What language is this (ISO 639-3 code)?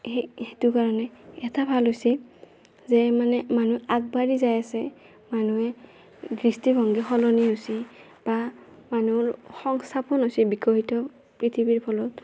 asm